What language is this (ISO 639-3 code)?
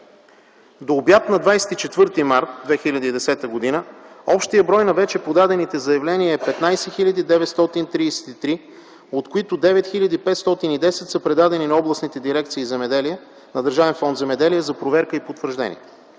bul